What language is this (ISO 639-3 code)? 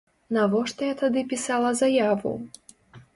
bel